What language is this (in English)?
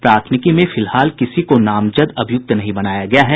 Hindi